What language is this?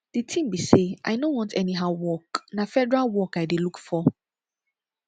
Nigerian Pidgin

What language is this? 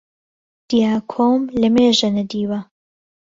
Central Kurdish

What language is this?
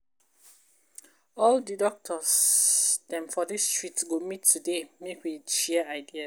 Nigerian Pidgin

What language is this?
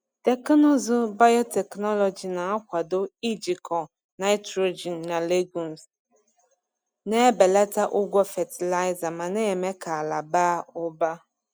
Igbo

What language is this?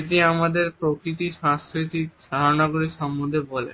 Bangla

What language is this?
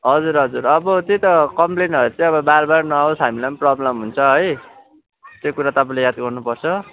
Nepali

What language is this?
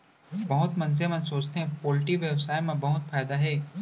Chhattisgarhi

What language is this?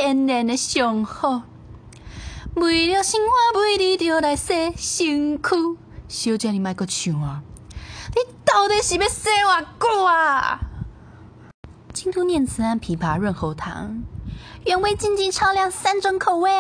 Chinese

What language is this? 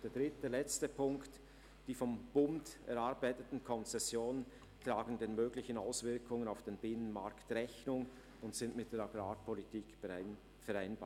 Swiss German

